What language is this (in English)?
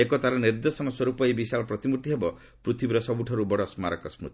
Odia